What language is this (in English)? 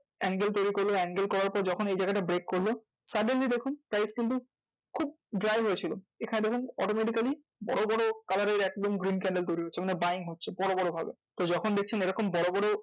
Bangla